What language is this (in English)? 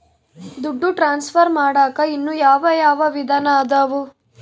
Kannada